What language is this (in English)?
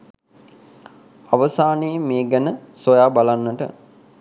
Sinhala